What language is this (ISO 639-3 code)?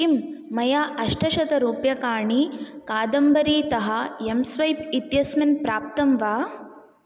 san